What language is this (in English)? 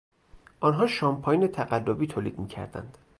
Persian